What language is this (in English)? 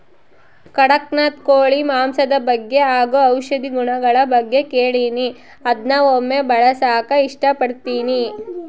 Kannada